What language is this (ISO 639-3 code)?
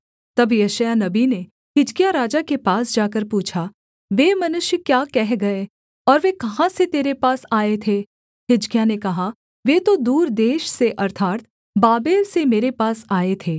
hin